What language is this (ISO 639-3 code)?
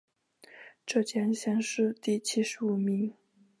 zho